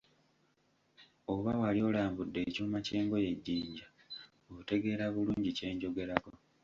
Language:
Ganda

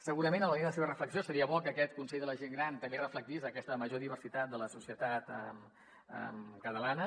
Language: Catalan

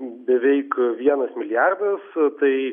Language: Lithuanian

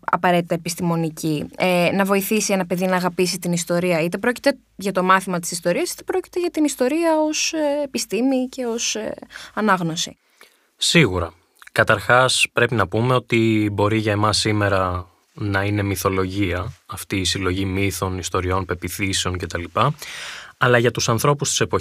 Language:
Greek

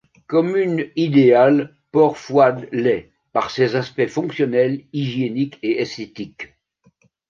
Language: French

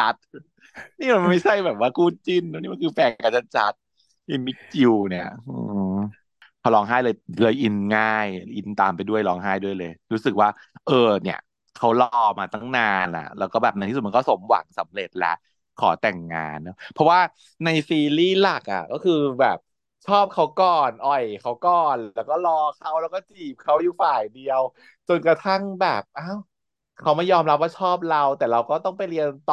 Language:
Thai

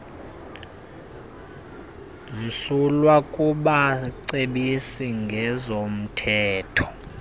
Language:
Xhosa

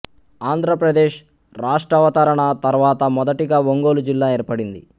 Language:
Telugu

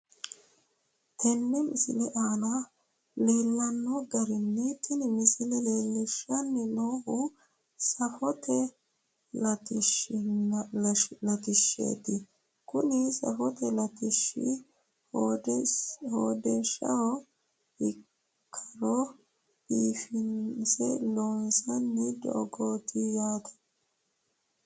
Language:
Sidamo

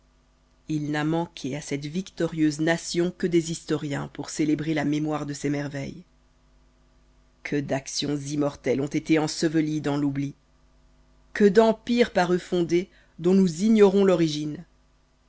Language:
French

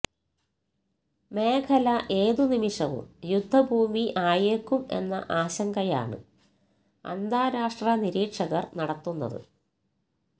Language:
Malayalam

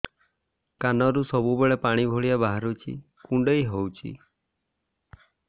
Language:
Odia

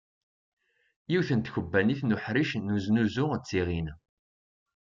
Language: Kabyle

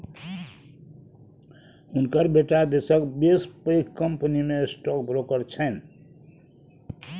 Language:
Maithili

